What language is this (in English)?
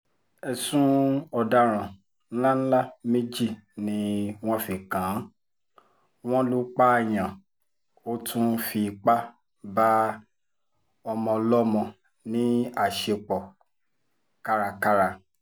Yoruba